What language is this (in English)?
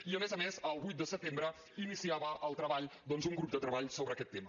Catalan